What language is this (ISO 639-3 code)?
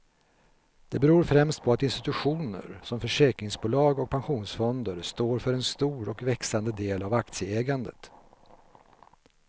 swe